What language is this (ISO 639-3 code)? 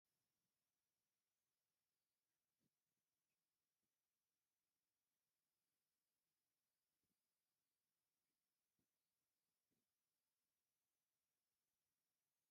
tir